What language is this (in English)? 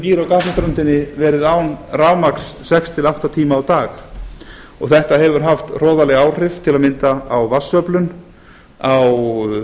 Icelandic